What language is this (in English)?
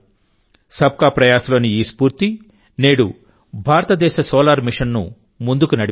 Telugu